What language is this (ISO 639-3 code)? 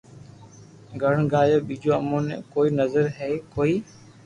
lrk